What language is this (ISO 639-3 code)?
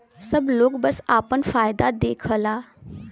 bho